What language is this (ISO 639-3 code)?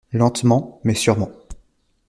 fra